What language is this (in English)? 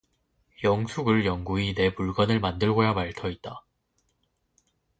Korean